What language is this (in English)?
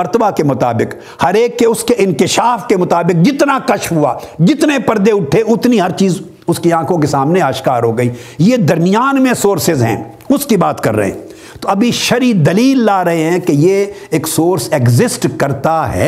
Urdu